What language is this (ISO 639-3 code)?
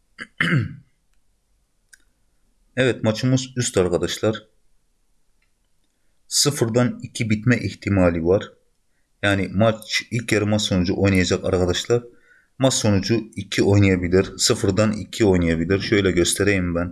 tur